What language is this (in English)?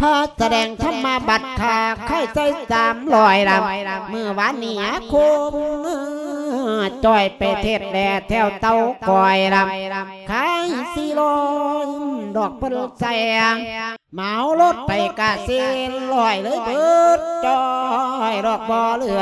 Thai